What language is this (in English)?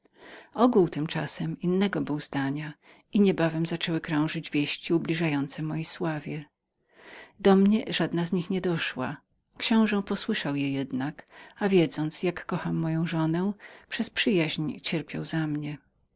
Polish